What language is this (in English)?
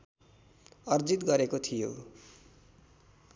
Nepali